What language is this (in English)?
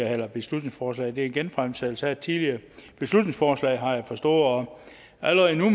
Danish